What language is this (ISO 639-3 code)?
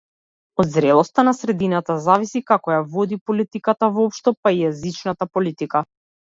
mkd